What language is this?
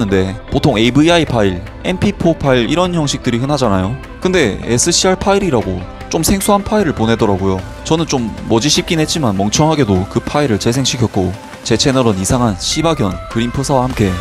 Korean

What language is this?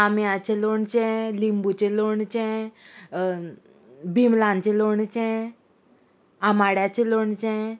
Konkani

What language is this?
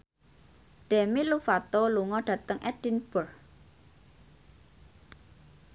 Javanese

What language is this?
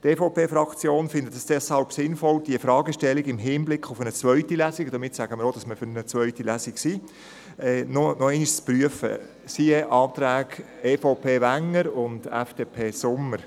Swiss German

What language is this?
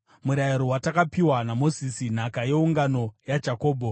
Shona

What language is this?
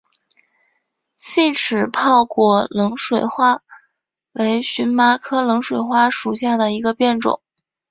Chinese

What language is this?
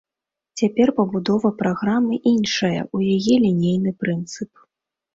Belarusian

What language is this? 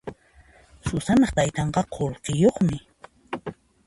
Puno Quechua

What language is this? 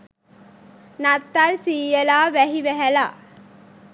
Sinhala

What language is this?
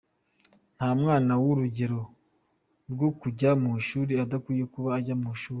Kinyarwanda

